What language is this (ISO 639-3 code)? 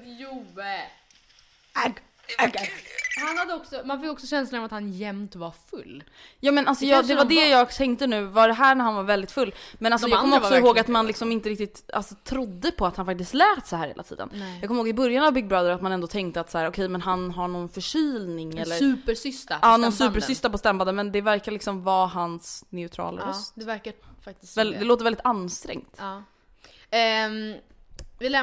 swe